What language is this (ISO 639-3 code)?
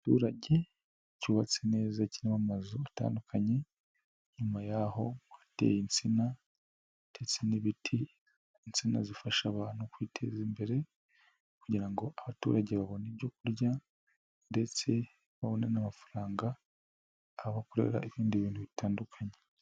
kin